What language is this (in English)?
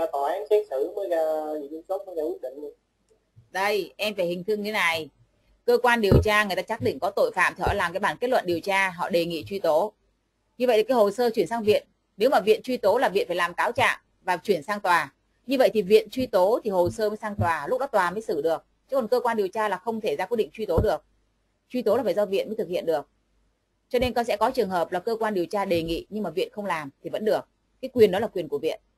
Vietnamese